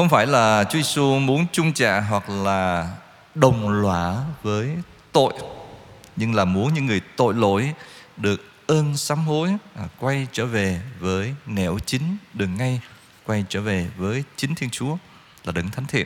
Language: Vietnamese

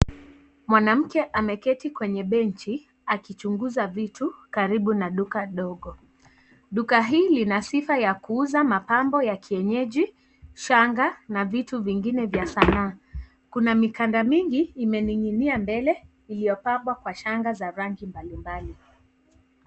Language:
Swahili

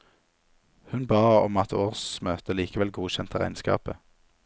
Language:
Norwegian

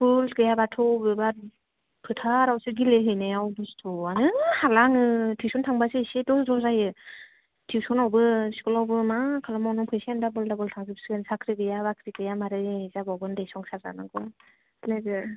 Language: Bodo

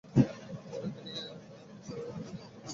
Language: Bangla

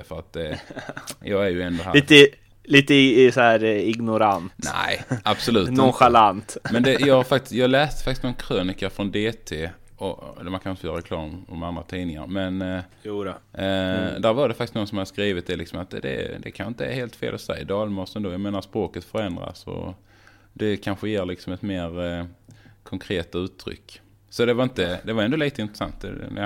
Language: Swedish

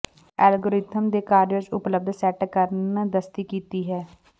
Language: Punjabi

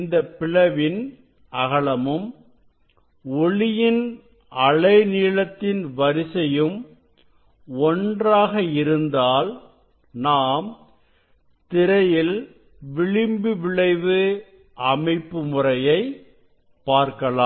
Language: Tamil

